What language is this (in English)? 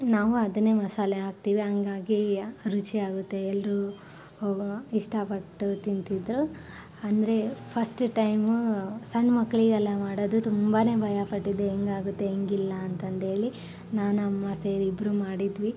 Kannada